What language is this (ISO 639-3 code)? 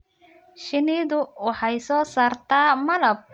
som